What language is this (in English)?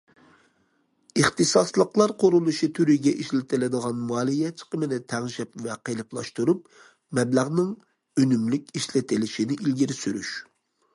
Uyghur